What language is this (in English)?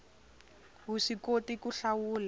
Tsonga